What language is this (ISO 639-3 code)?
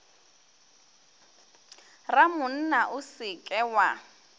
nso